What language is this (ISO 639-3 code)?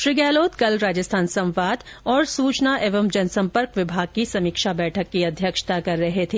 hin